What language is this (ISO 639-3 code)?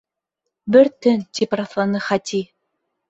bak